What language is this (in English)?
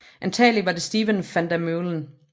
Danish